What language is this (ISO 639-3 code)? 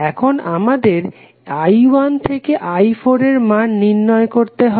ben